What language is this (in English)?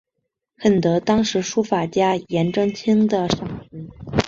Chinese